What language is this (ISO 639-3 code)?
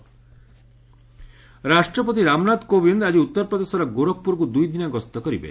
ori